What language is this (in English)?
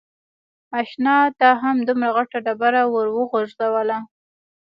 Pashto